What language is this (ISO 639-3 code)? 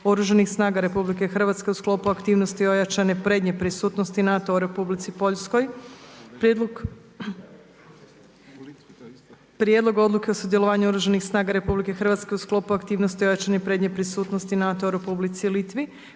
hrv